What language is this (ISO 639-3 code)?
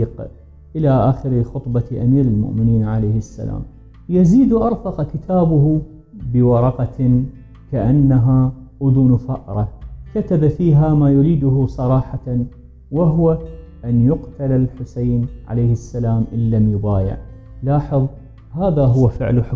ara